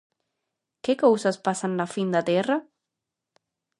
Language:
Galician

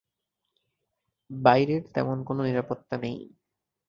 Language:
Bangla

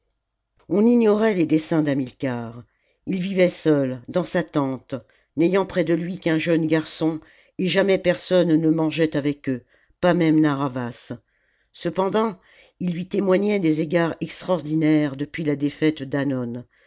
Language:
French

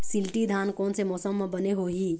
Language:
Chhattisgarhi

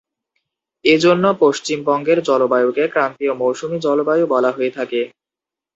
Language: Bangla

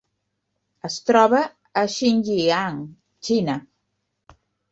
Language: Catalan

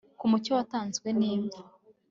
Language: Kinyarwanda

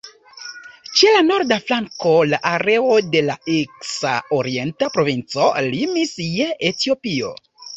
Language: Esperanto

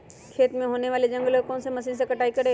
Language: Magahi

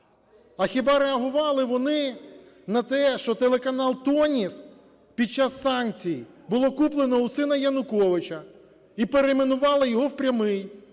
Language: Ukrainian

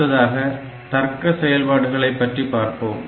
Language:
Tamil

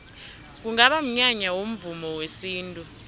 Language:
South Ndebele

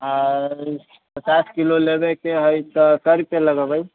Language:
Maithili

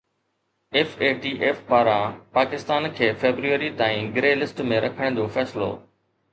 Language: Sindhi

